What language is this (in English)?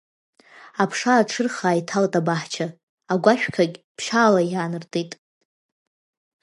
Abkhazian